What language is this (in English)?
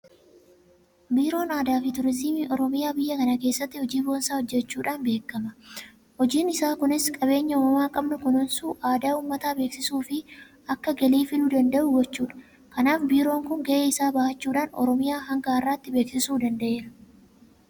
Oromo